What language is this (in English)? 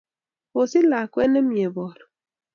Kalenjin